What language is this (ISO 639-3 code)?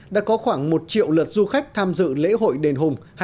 vie